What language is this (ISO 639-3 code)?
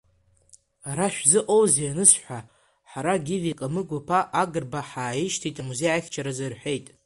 abk